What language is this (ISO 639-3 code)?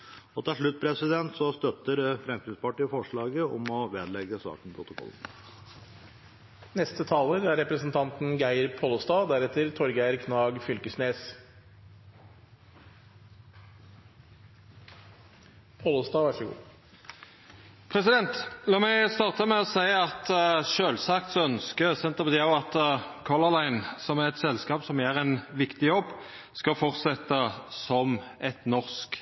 nor